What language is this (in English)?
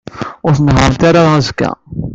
Kabyle